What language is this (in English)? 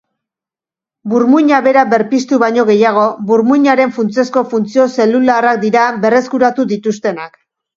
Basque